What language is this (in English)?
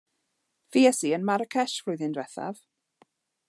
Welsh